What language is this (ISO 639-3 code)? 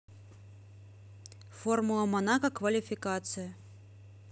rus